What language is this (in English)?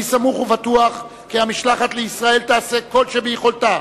Hebrew